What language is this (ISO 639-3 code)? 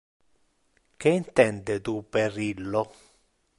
ina